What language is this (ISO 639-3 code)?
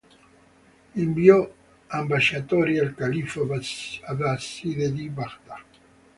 ita